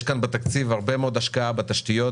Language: Hebrew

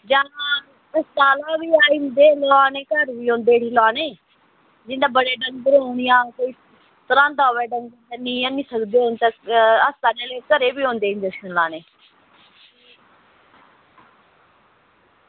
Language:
Dogri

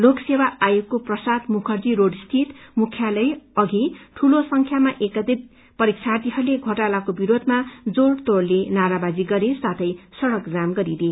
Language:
Nepali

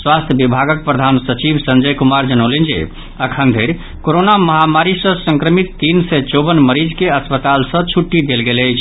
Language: Maithili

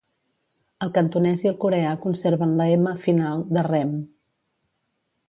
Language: Catalan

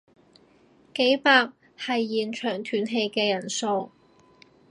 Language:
Cantonese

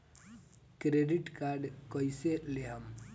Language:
Bhojpuri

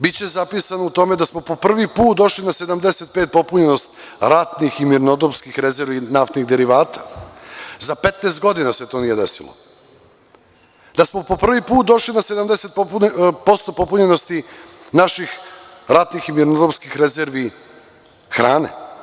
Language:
Serbian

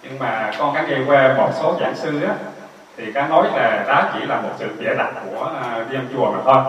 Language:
Vietnamese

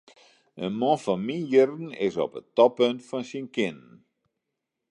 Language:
Western Frisian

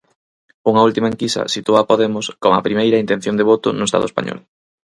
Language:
Galician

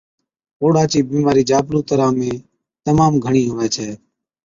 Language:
Od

